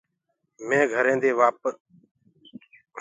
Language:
Gurgula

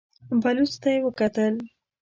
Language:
Pashto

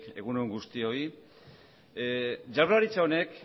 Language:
Basque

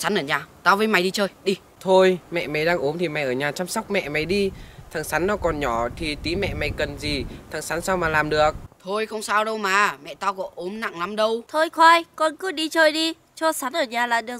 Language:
Vietnamese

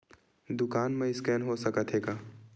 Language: Chhattisgarhi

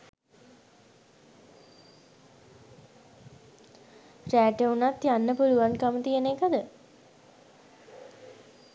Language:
Sinhala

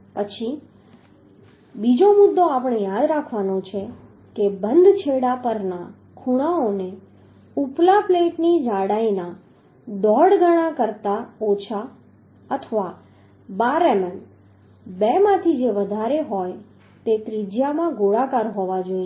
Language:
Gujarati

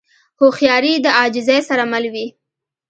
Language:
Pashto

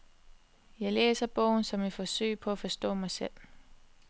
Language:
Danish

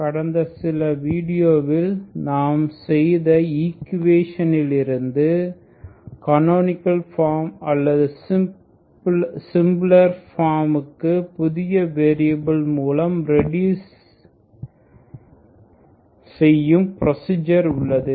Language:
Tamil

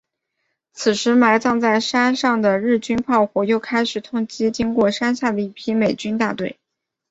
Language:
Chinese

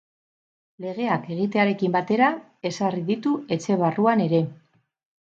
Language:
Basque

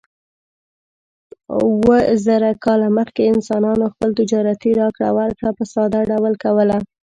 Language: Pashto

